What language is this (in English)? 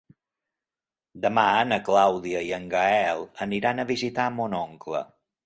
Catalan